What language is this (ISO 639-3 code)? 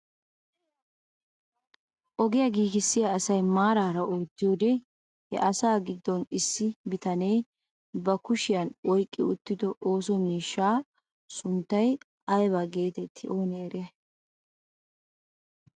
wal